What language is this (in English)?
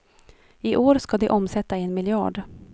Swedish